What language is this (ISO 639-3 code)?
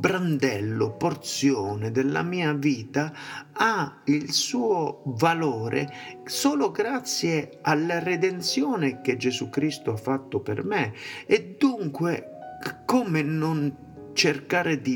ita